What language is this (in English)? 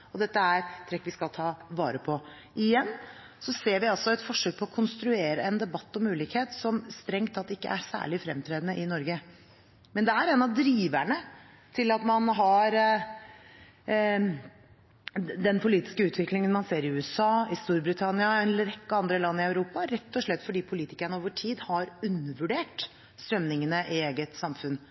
Norwegian Bokmål